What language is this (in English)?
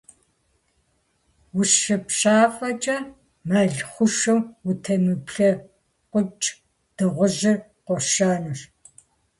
Kabardian